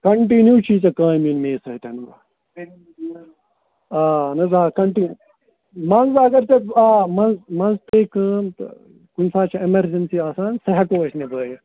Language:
Kashmiri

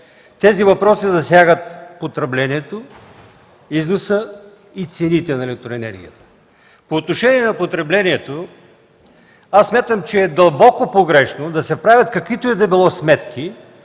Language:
Bulgarian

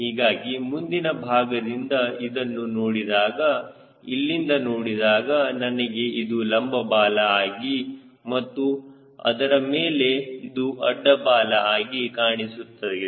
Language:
Kannada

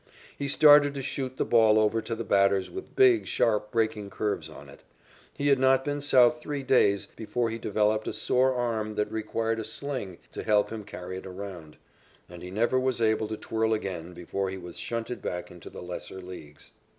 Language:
English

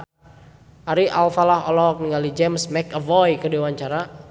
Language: Sundanese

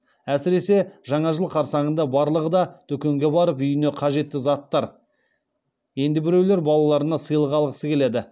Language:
Kazakh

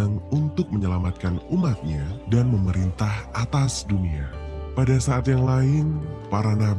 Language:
Indonesian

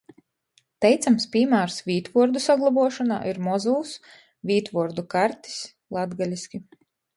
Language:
Latgalian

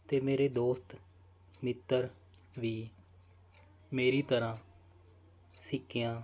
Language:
Punjabi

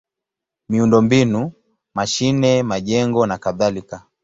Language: Swahili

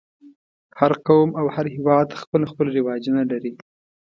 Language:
Pashto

